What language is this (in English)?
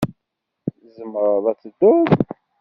Kabyle